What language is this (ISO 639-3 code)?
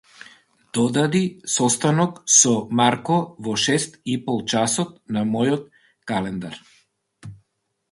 mkd